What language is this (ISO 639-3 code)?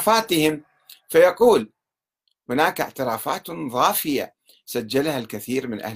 ara